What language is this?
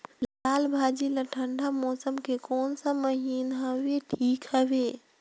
Chhattisgarhi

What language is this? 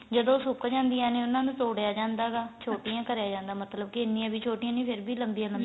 Punjabi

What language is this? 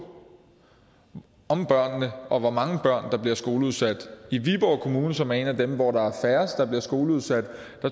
Danish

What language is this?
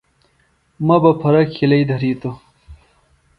Phalura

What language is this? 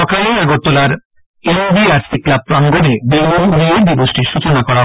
Bangla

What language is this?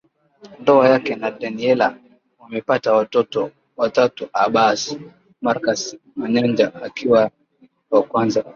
Swahili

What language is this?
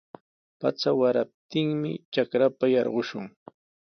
Sihuas Ancash Quechua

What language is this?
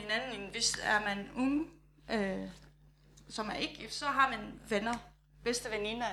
Danish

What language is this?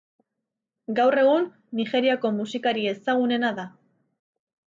Basque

